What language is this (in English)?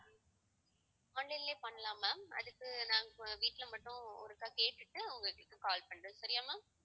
Tamil